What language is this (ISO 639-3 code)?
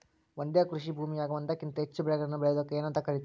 kan